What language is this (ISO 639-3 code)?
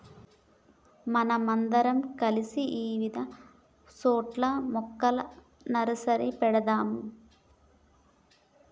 tel